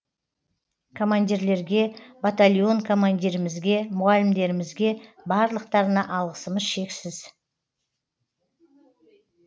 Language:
Kazakh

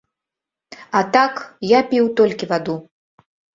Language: Belarusian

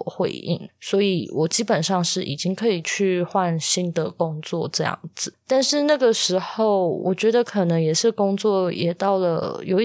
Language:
Chinese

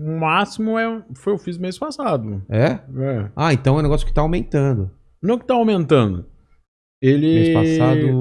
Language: Portuguese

